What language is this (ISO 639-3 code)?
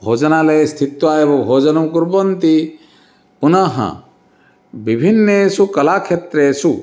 san